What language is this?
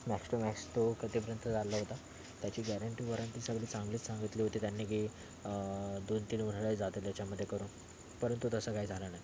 Marathi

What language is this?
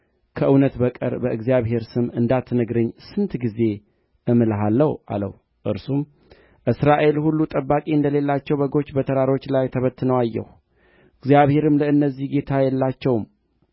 Amharic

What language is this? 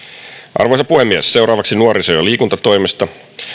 Finnish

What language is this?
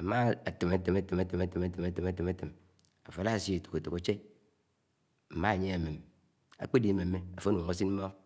Anaang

